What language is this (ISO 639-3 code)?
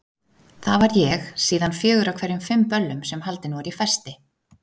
isl